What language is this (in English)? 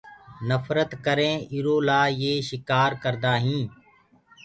Gurgula